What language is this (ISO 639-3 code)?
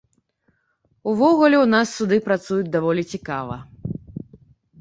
bel